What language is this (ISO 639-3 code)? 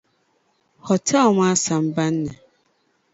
dag